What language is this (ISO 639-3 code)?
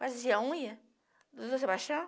por